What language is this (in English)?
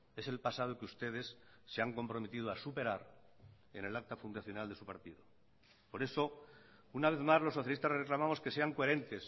Spanish